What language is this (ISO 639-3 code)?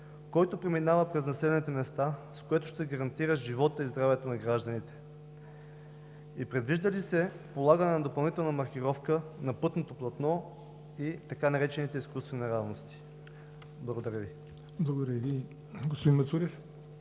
bul